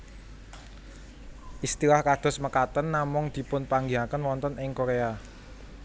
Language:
Javanese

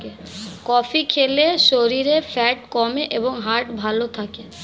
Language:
Bangla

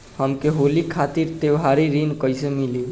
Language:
Bhojpuri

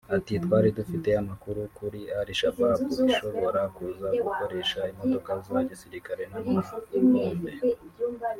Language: Kinyarwanda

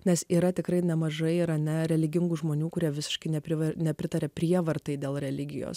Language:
Lithuanian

